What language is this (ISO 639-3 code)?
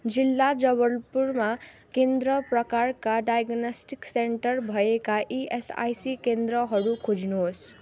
nep